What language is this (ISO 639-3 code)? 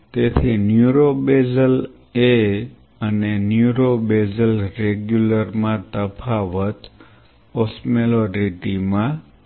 guj